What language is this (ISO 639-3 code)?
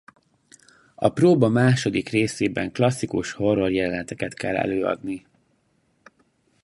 hun